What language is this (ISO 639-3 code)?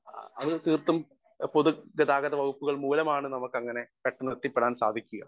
mal